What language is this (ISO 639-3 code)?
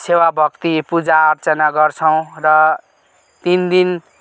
nep